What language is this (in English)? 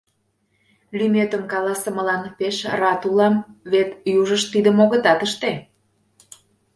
Mari